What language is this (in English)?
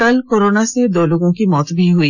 Hindi